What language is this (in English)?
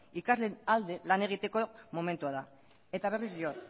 Basque